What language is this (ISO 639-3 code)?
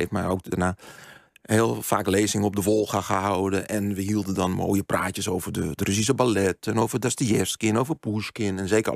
nld